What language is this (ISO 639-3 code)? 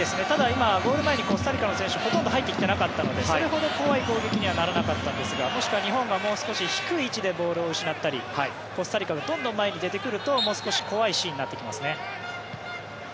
jpn